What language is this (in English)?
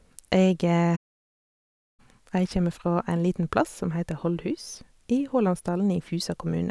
Norwegian